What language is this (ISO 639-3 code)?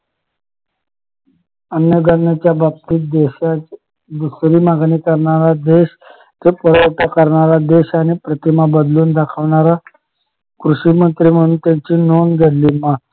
mar